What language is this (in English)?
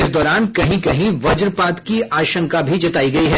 Hindi